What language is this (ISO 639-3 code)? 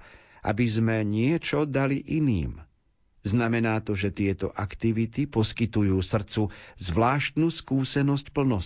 slk